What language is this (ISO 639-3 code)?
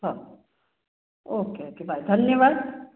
mar